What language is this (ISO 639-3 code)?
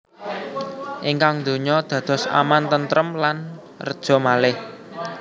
jav